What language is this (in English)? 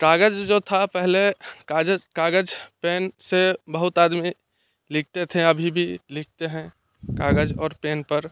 Hindi